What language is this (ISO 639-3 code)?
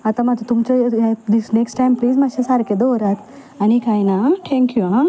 kok